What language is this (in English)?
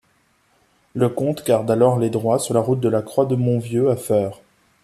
French